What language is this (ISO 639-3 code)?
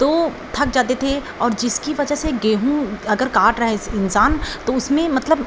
hin